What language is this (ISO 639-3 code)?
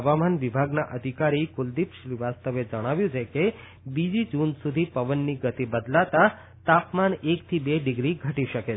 guj